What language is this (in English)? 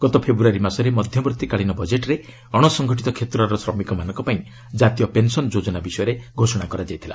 Odia